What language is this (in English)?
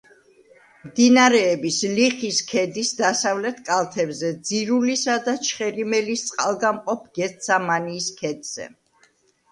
Georgian